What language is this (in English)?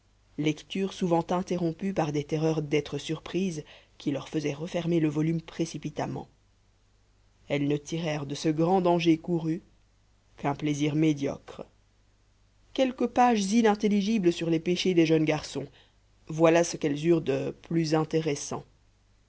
French